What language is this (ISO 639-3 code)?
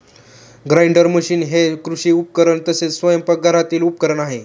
mar